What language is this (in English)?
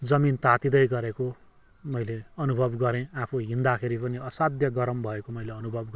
Nepali